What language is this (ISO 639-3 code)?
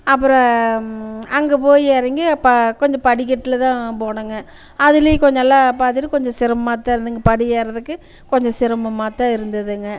tam